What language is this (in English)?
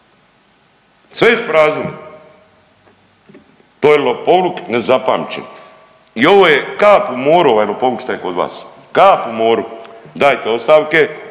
Croatian